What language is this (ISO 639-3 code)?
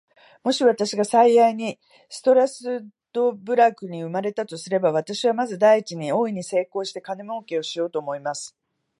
jpn